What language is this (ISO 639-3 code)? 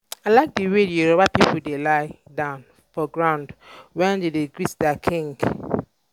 pcm